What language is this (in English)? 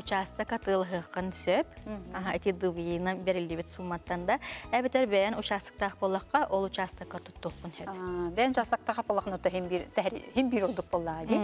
Russian